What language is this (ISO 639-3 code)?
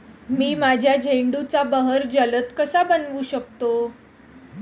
mar